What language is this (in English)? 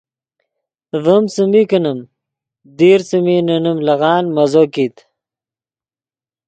Yidgha